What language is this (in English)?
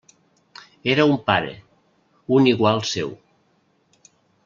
Catalan